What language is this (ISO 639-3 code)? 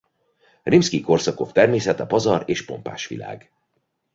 hun